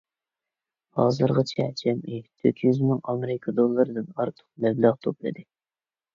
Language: Uyghur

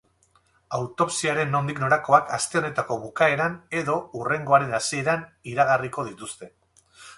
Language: Basque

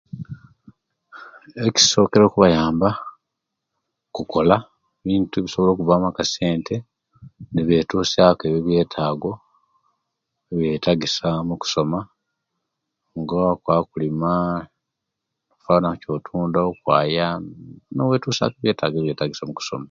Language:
Kenyi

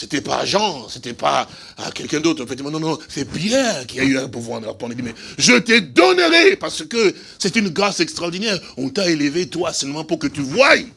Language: French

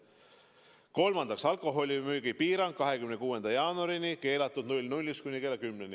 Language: Estonian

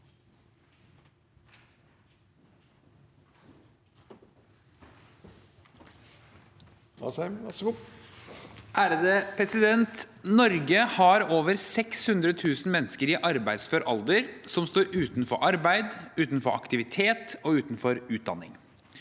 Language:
Norwegian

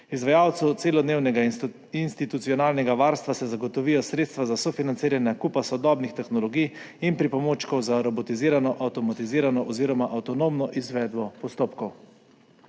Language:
Slovenian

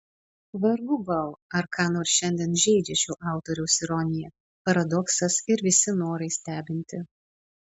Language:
Lithuanian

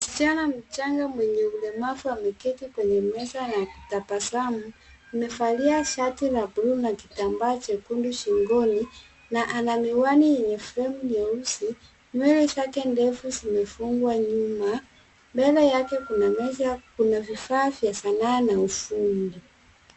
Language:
Swahili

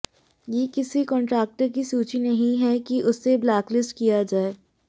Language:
Hindi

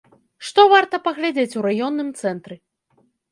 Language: Belarusian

